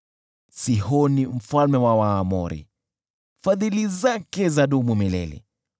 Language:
Swahili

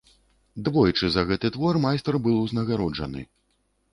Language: Belarusian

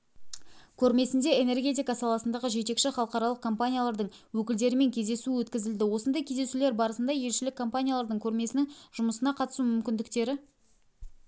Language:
Kazakh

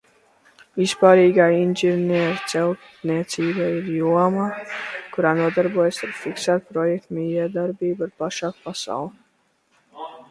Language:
Latvian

